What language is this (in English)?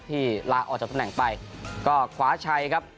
Thai